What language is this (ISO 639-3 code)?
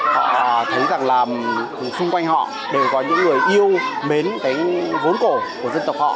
vie